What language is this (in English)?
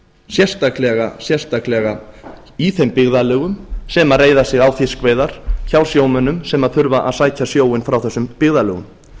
Icelandic